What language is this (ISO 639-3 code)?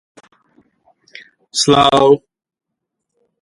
ckb